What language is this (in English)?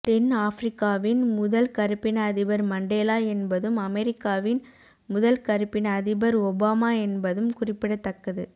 Tamil